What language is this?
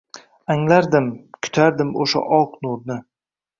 Uzbek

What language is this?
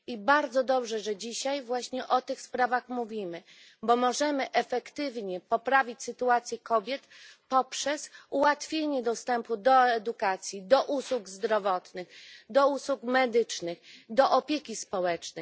Polish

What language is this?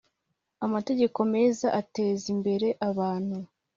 Kinyarwanda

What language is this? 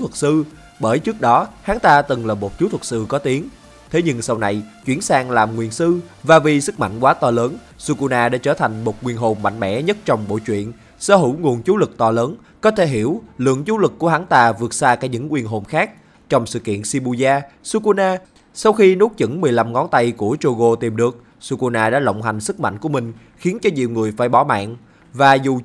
Vietnamese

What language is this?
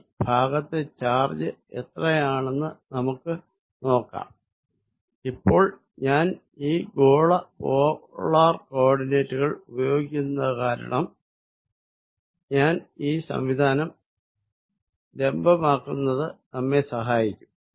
Malayalam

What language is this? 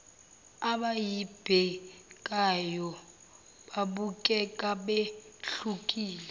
Zulu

